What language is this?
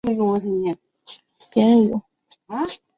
Chinese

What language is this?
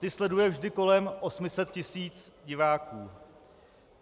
Czech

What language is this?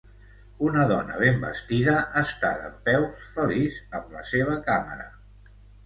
Catalan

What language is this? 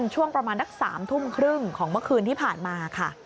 Thai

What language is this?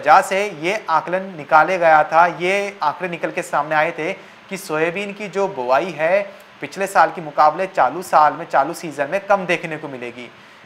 Hindi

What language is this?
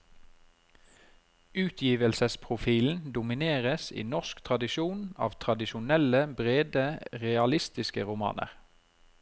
Norwegian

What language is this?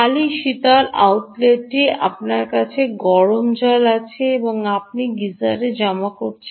Bangla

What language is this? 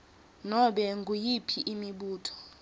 Swati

